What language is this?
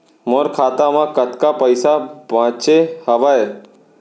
Chhattisgarhi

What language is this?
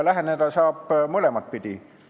Estonian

